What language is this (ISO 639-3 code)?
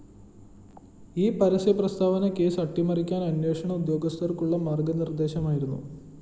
mal